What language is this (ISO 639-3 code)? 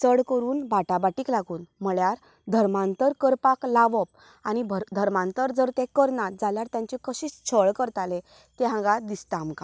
kok